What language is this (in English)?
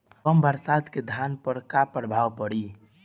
Bhojpuri